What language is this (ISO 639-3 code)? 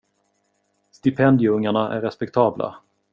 swe